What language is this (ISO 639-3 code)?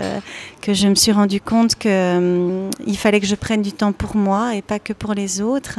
fra